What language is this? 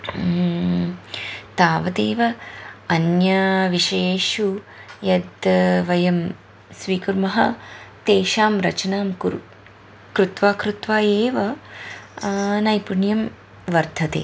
Sanskrit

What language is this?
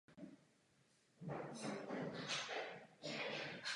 Czech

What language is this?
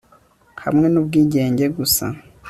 Kinyarwanda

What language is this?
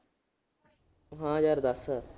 Punjabi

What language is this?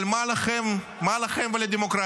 Hebrew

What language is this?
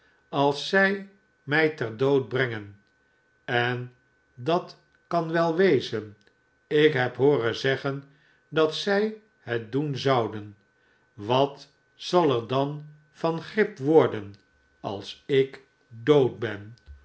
Dutch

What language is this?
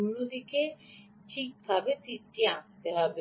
Bangla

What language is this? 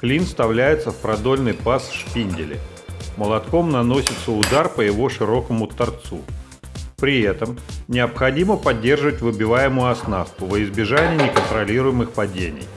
Russian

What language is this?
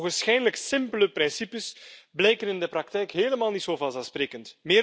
Dutch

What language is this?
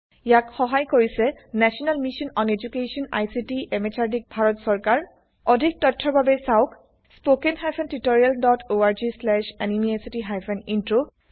Assamese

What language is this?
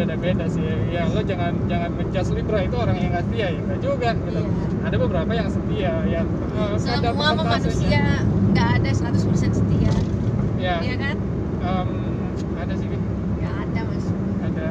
Indonesian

